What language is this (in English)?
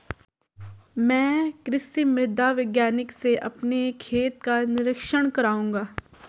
Hindi